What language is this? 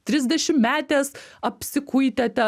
Lithuanian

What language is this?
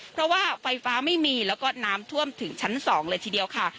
Thai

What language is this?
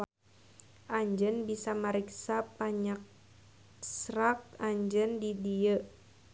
Sundanese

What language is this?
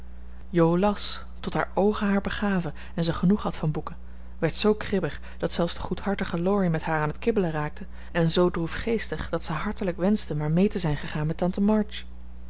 Dutch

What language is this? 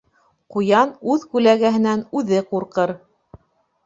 Bashkir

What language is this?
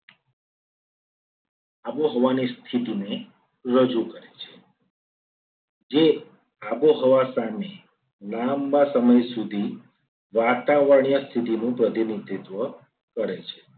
Gujarati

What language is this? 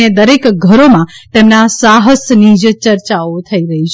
Gujarati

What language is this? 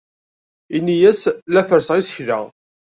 Kabyle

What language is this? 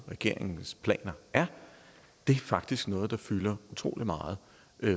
Danish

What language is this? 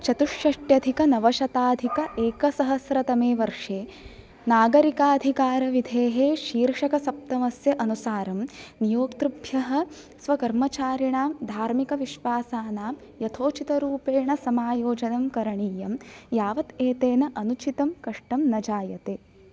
Sanskrit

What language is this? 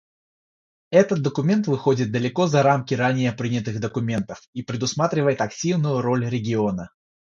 Russian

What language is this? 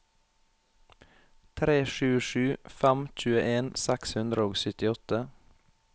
Norwegian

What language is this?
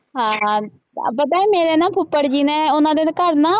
Punjabi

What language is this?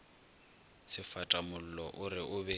Northern Sotho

